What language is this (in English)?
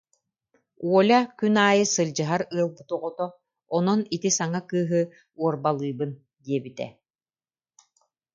Yakut